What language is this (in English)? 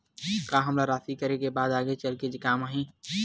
Chhattisgarhi